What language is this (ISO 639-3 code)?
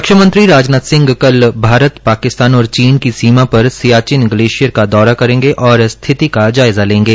hin